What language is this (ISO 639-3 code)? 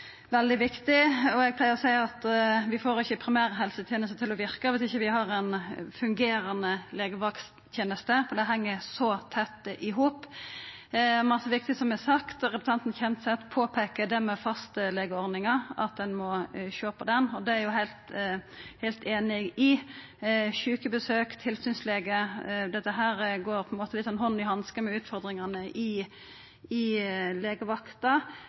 nno